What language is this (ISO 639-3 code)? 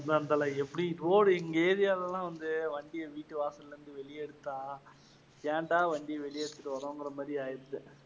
tam